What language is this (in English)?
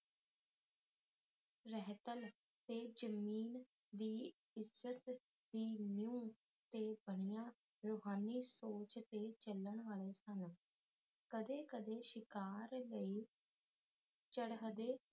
Punjabi